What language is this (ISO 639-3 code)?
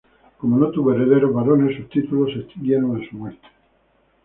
spa